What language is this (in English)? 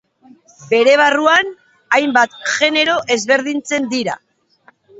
Basque